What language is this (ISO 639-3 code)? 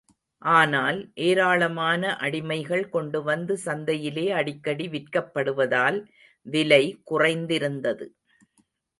tam